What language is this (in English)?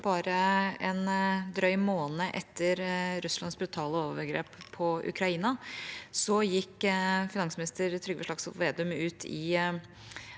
Norwegian